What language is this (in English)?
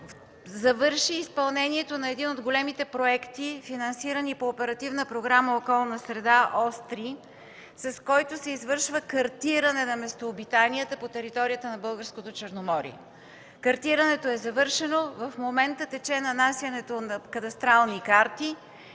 Bulgarian